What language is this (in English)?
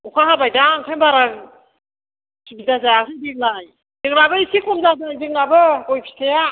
Bodo